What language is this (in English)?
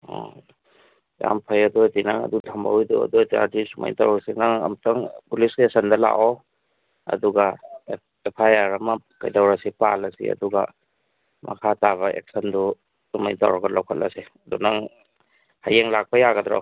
Manipuri